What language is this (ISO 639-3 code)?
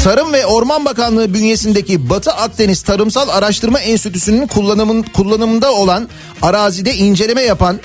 tur